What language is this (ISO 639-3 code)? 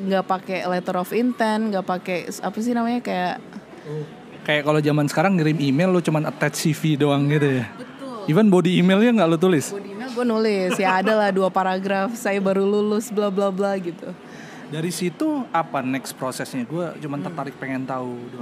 ind